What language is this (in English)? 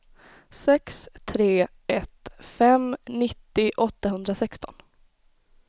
Swedish